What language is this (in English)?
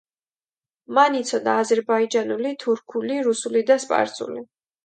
Georgian